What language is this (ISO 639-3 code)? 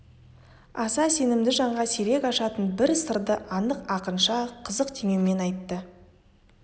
kaz